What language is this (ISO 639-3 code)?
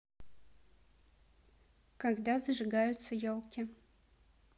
rus